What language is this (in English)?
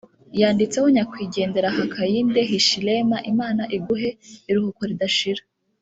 Kinyarwanda